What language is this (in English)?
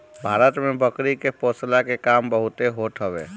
Bhojpuri